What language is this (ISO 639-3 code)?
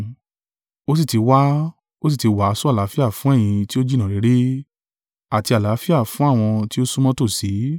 yor